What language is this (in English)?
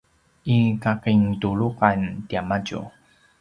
Paiwan